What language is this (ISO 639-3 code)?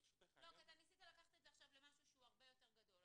heb